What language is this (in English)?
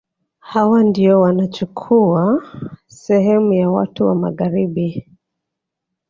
Swahili